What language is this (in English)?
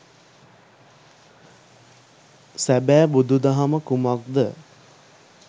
Sinhala